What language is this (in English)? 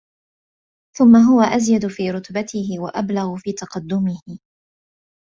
Arabic